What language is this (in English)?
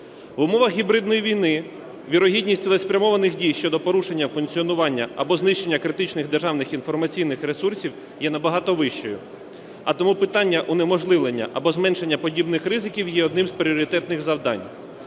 Ukrainian